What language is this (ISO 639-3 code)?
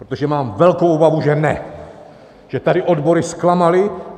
ces